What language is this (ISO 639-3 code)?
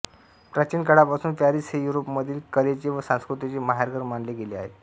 mar